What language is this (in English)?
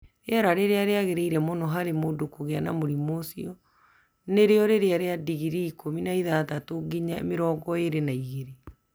Kikuyu